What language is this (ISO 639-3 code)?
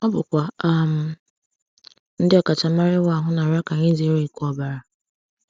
ibo